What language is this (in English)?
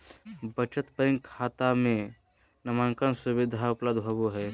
Magahi